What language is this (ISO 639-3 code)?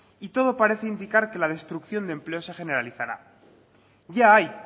spa